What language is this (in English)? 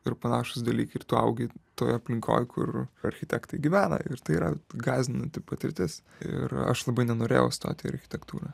Lithuanian